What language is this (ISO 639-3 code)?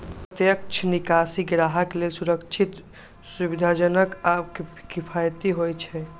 mai